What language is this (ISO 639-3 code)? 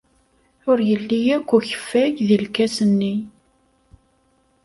kab